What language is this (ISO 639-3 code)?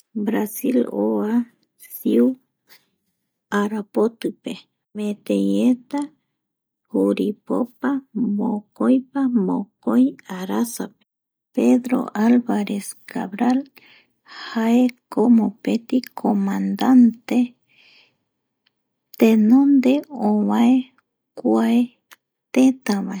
gui